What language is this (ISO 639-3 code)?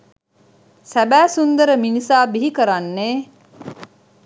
sin